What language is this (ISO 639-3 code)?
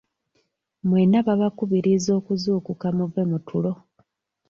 lug